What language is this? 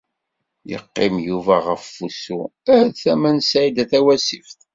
Kabyle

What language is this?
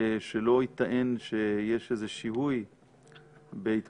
Hebrew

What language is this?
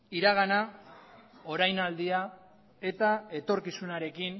Basque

